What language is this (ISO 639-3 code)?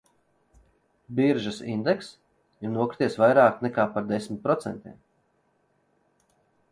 lav